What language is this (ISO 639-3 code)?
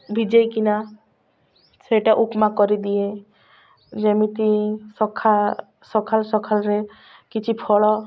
ori